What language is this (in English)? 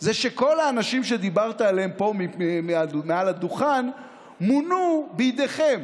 Hebrew